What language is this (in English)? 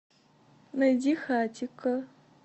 Russian